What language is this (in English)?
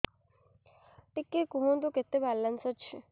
Odia